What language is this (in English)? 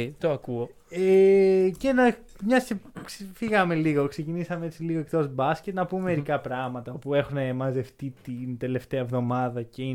Greek